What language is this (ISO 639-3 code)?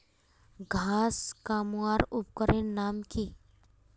mag